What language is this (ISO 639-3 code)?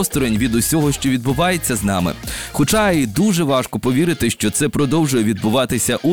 ukr